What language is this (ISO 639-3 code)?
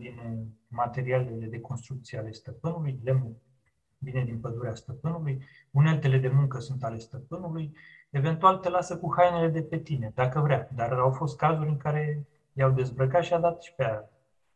ron